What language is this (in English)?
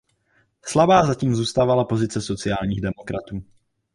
Czech